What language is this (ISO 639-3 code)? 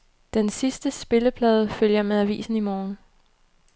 dan